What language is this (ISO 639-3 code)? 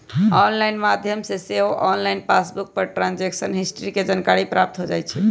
mag